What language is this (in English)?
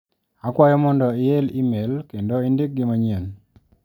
Luo (Kenya and Tanzania)